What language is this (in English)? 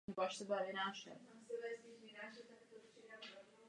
Czech